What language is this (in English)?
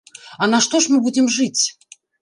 Belarusian